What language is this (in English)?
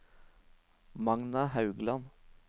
Norwegian